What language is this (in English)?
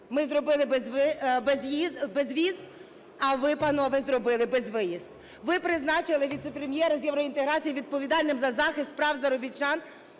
Ukrainian